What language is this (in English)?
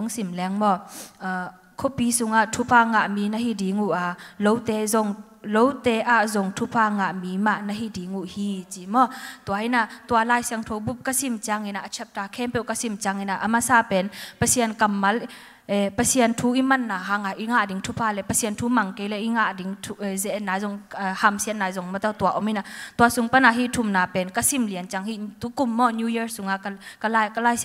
Thai